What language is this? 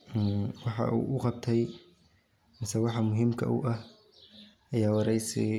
Somali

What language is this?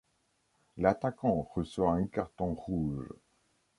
French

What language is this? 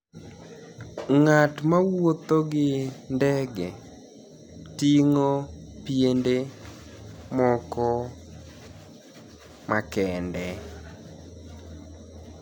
Luo (Kenya and Tanzania)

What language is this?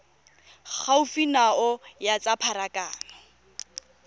Tswana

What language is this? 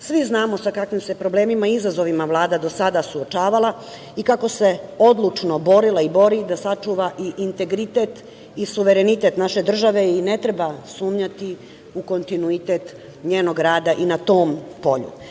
Serbian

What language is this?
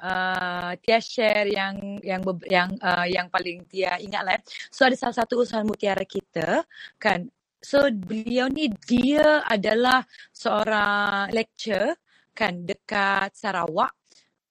Malay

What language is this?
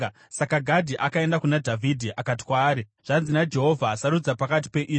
Shona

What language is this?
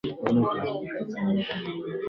Swahili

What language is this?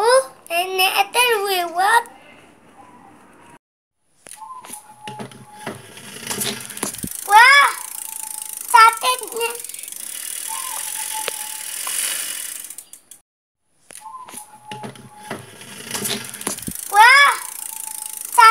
Spanish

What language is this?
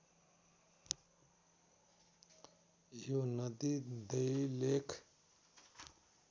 Nepali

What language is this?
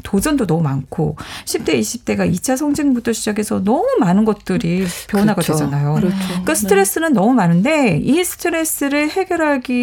Korean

